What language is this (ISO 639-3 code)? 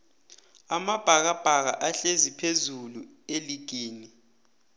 nbl